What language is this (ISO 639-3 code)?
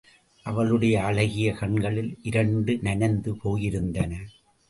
tam